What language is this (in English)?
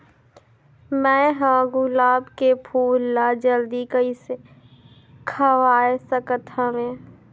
Chhattisgarhi